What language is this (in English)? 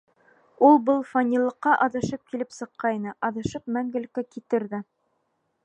Bashkir